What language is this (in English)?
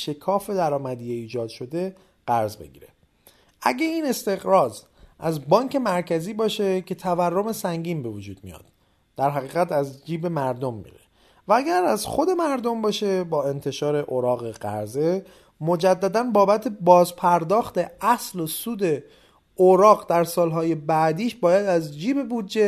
Persian